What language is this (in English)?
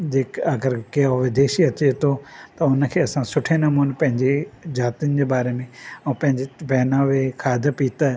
Sindhi